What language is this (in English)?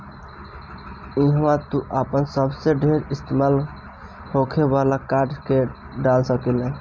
Bhojpuri